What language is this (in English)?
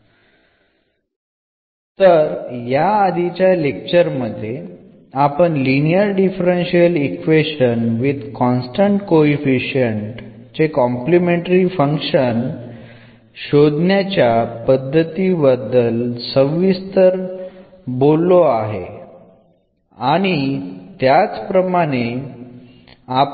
Malayalam